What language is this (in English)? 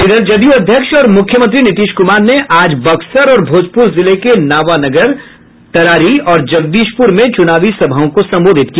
Hindi